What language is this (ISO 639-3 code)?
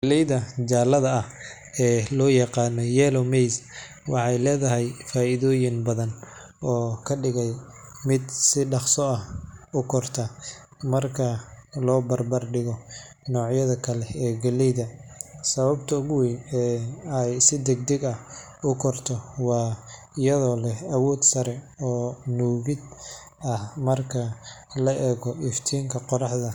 som